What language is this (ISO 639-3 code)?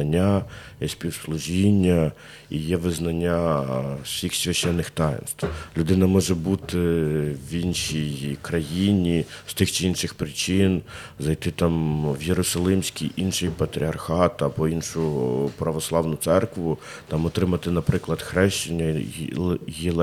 ukr